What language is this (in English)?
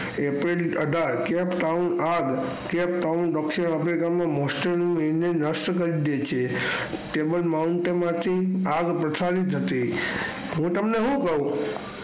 Gujarati